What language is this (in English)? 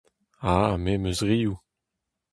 Breton